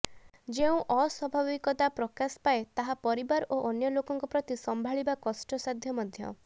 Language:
Odia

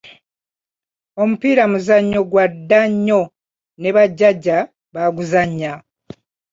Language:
Ganda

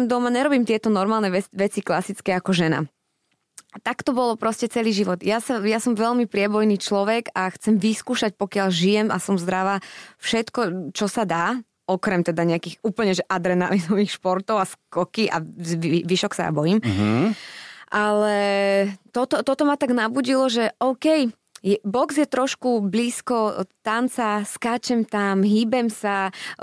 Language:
Slovak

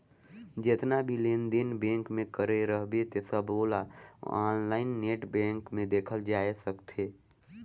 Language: Chhattisgarhi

